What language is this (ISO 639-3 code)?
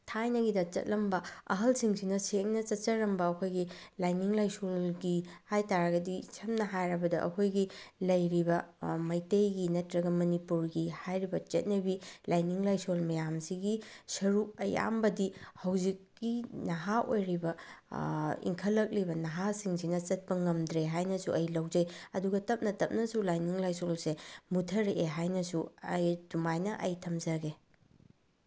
mni